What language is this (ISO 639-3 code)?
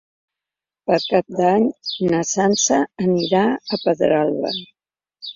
cat